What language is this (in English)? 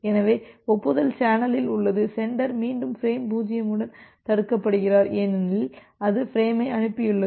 Tamil